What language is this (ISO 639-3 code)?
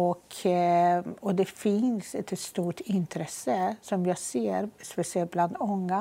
swe